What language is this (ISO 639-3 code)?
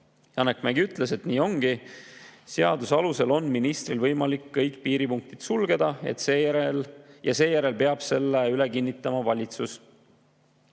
est